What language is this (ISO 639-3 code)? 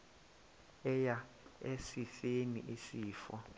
xho